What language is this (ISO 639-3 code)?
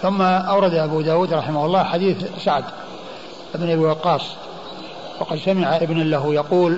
ara